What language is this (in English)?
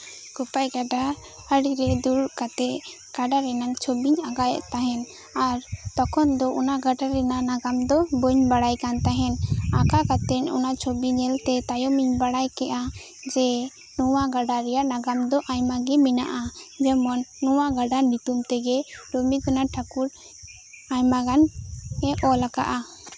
Santali